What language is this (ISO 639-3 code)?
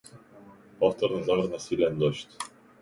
mkd